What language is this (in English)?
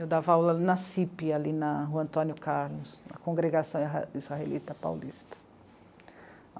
Portuguese